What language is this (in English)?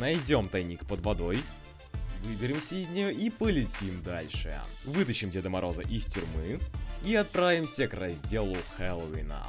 Russian